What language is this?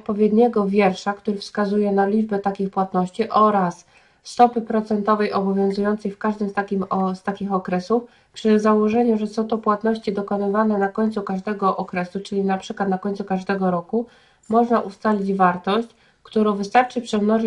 Polish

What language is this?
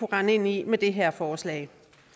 Danish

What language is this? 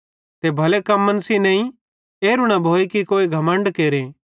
Bhadrawahi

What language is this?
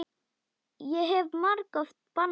Icelandic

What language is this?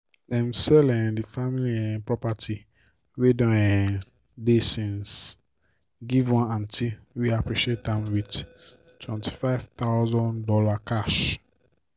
Nigerian Pidgin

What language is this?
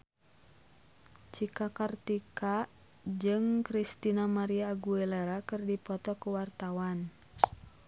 Sundanese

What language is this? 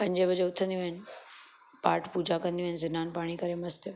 Sindhi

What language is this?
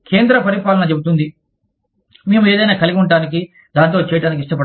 Telugu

